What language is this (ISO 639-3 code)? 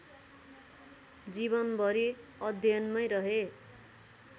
nep